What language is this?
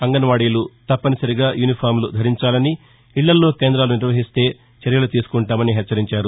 Telugu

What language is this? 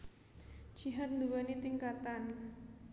Javanese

